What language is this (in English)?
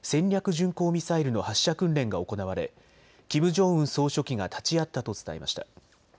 Japanese